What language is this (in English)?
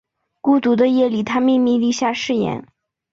Chinese